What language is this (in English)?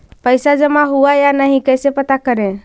Magahi